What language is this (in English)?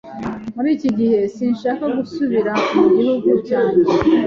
Kinyarwanda